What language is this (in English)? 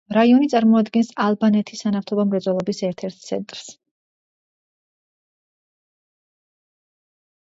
Georgian